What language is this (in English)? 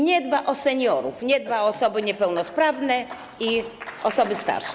Polish